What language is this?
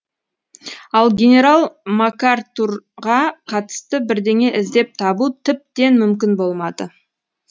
Kazakh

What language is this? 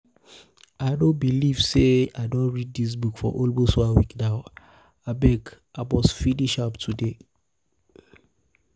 Nigerian Pidgin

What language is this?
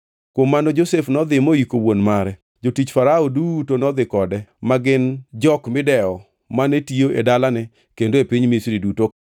Luo (Kenya and Tanzania)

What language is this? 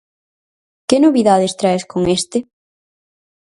Galician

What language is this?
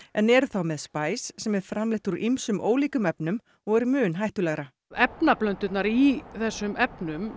Icelandic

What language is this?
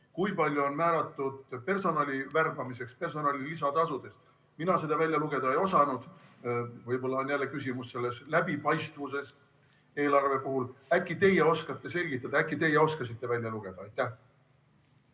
Estonian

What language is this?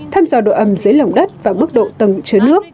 Vietnamese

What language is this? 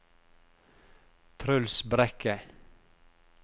Norwegian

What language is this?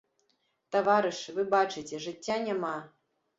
Belarusian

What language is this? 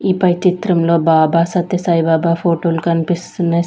Telugu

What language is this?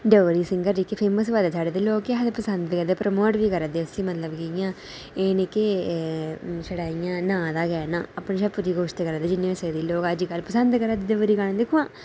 Dogri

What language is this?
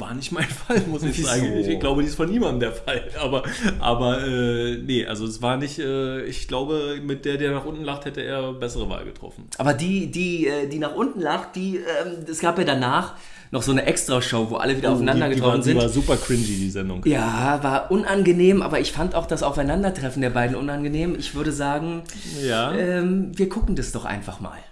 German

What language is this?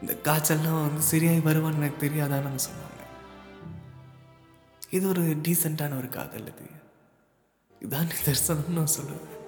Tamil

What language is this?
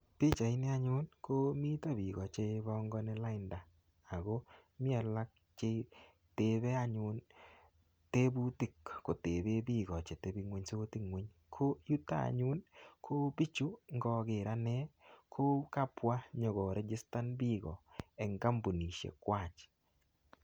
Kalenjin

